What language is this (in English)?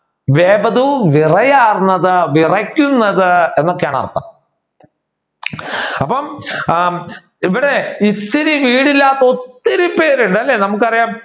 Malayalam